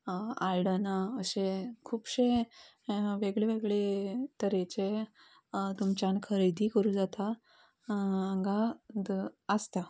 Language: Konkani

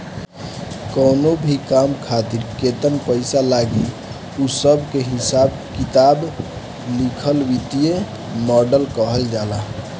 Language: Bhojpuri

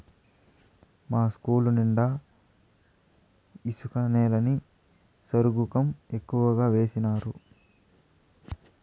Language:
Telugu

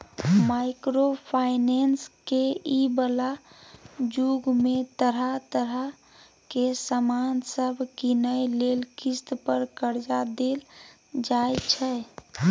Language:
Maithili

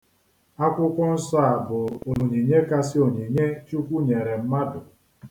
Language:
Igbo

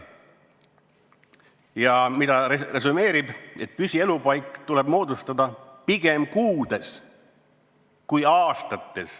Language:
Estonian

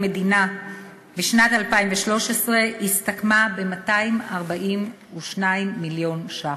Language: Hebrew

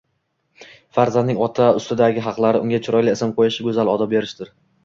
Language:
Uzbek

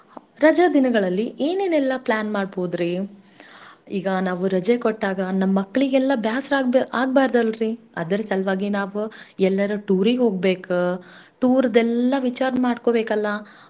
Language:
Kannada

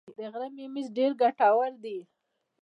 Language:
Pashto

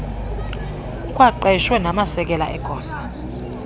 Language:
Xhosa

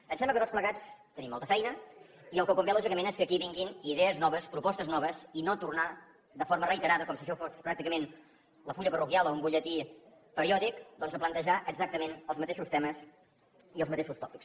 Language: Catalan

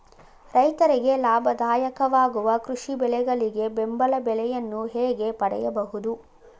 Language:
Kannada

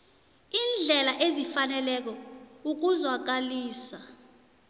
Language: South Ndebele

